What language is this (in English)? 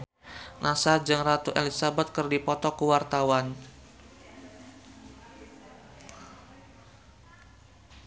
Sundanese